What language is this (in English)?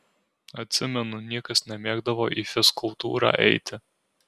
Lithuanian